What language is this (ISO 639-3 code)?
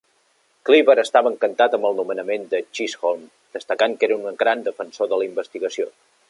cat